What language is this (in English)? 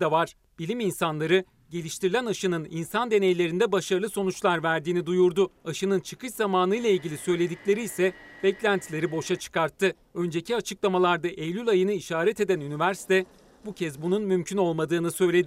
Turkish